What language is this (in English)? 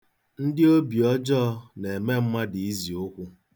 Igbo